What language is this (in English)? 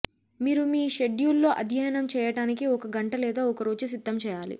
Telugu